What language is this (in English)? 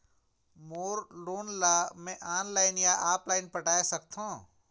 Chhattisgarhi